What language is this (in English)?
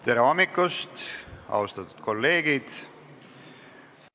Estonian